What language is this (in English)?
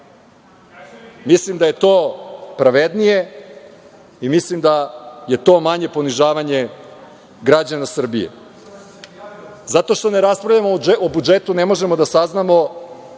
Serbian